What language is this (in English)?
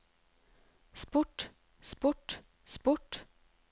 Norwegian